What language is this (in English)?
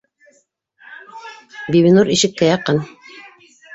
Bashkir